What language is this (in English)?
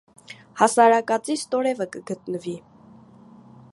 Armenian